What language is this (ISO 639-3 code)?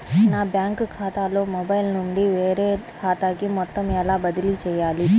tel